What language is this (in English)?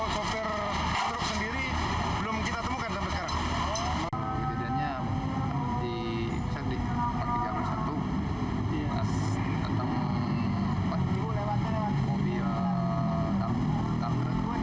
Indonesian